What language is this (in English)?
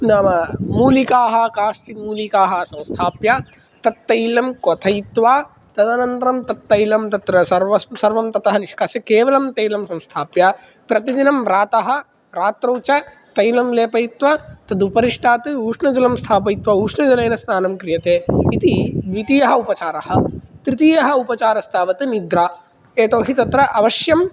Sanskrit